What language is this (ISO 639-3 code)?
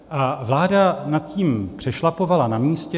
ces